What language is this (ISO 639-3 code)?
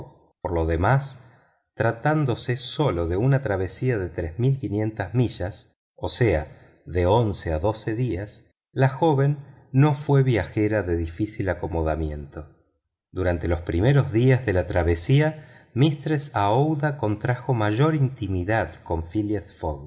spa